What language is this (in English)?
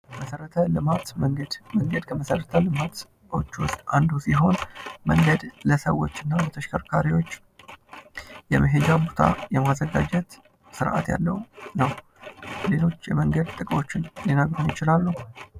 Amharic